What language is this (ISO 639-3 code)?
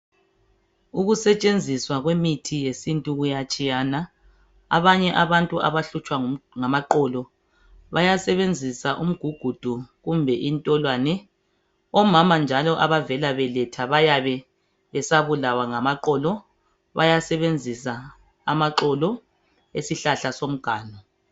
nde